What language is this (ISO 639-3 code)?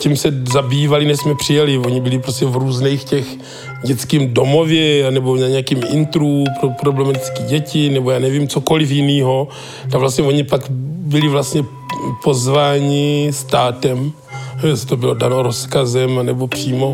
ces